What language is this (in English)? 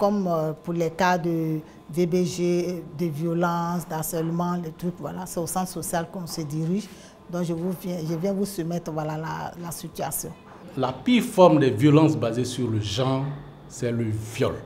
French